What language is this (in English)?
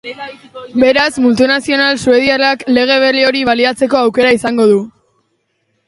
Basque